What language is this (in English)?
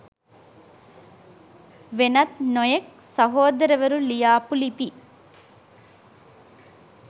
Sinhala